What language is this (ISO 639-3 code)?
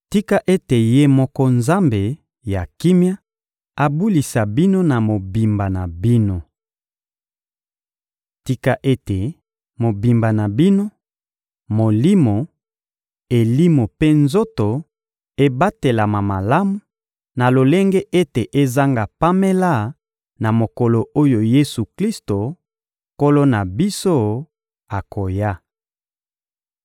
lin